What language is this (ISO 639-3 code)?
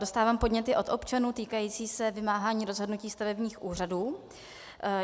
ces